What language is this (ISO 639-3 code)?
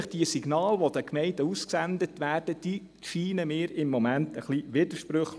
gsw